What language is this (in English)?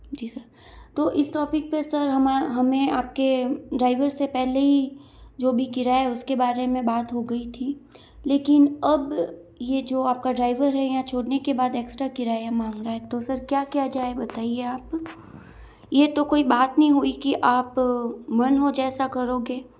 Hindi